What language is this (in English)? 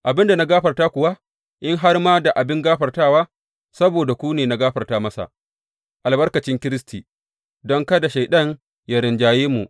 Hausa